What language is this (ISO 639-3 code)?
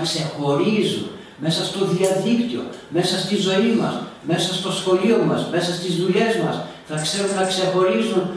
ell